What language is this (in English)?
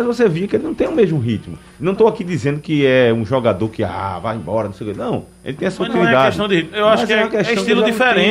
Portuguese